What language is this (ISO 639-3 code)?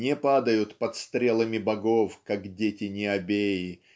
rus